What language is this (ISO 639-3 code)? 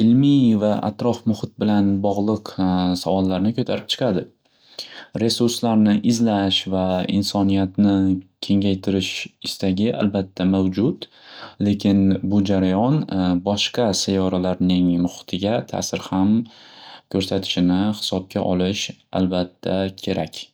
uzb